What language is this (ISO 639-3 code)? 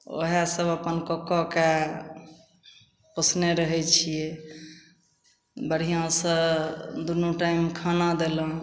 mai